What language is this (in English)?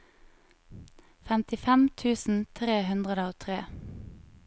Norwegian